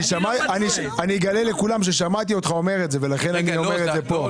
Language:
Hebrew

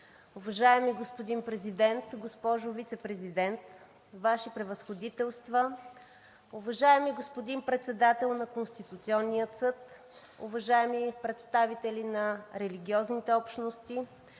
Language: Bulgarian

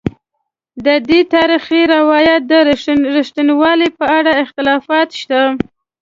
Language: Pashto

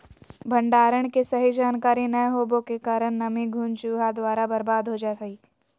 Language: Magahi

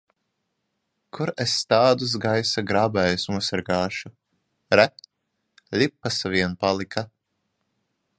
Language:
Latvian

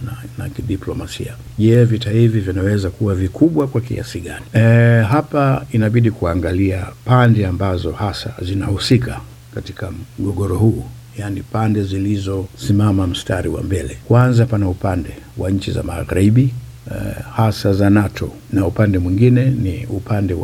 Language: Swahili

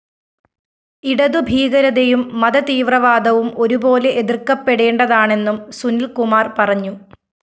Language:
Malayalam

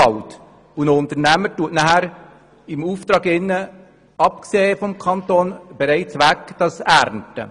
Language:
Swiss German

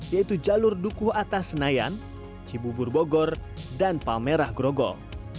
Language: Indonesian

